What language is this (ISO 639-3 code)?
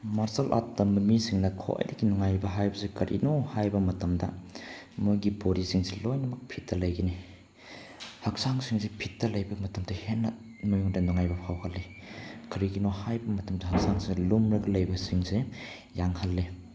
mni